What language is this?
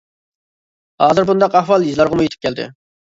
Uyghur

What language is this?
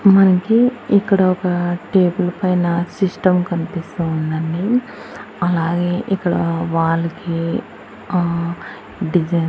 Telugu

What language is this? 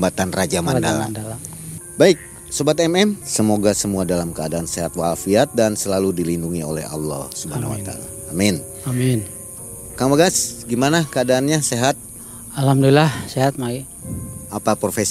Indonesian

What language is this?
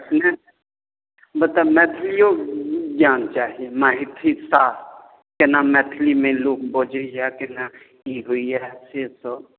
Maithili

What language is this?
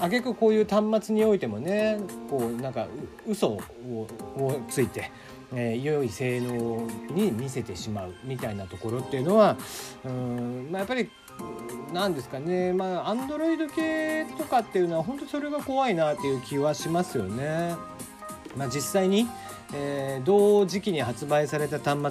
Japanese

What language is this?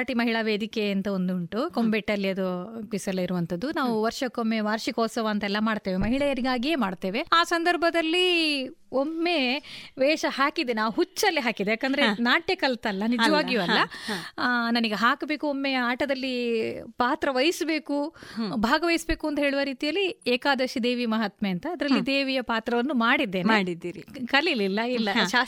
Kannada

